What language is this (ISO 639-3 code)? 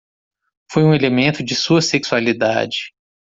por